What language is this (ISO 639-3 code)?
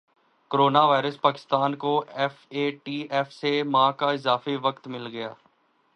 urd